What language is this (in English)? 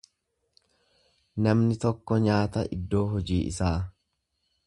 Oromo